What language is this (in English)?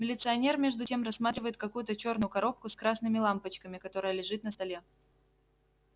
Russian